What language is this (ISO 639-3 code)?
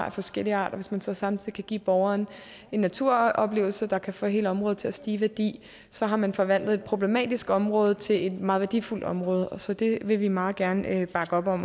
dan